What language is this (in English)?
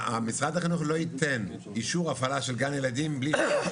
Hebrew